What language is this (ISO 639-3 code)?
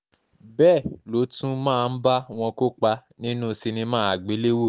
yor